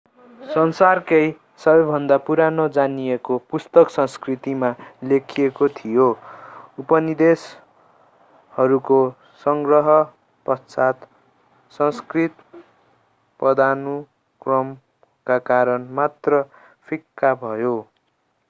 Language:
Nepali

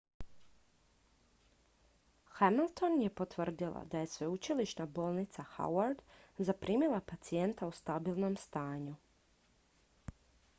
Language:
Croatian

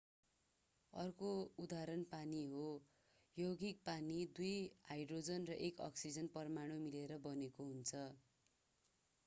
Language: Nepali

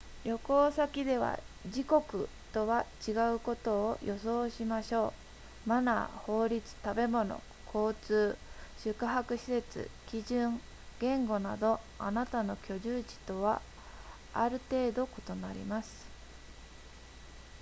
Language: Japanese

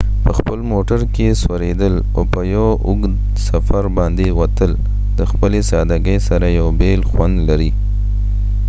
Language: Pashto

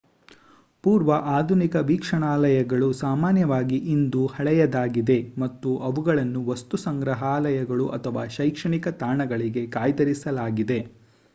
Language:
Kannada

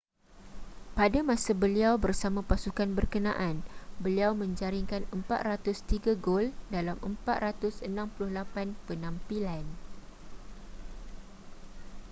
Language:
Malay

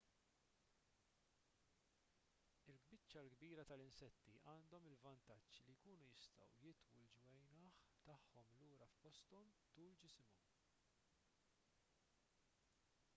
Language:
Maltese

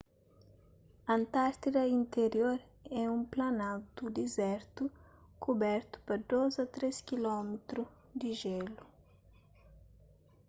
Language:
Kabuverdianu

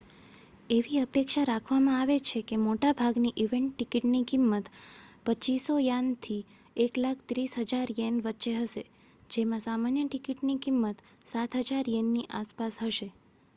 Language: Gujarati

